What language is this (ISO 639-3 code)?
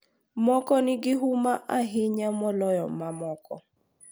luo